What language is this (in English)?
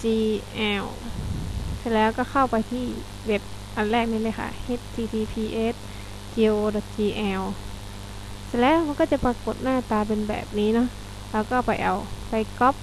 Thai